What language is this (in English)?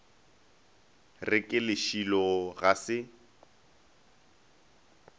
Northern Sotho